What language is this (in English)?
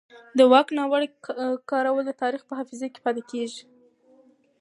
Pashto